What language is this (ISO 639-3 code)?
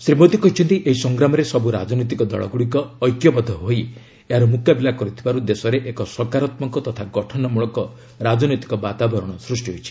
ori